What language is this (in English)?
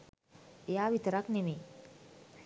Sinhala